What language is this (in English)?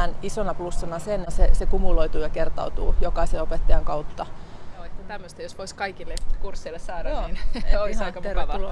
Finnish